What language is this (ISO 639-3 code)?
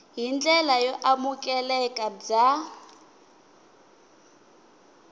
tso